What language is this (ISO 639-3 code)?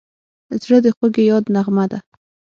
pus